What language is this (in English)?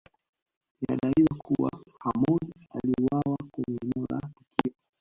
Swahili